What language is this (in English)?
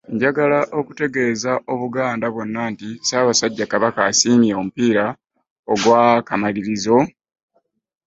Ganda